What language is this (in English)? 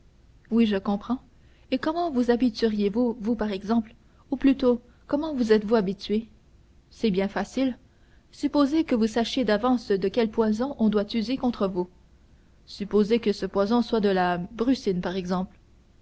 French